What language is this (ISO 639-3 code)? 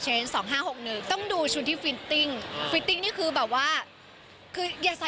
tha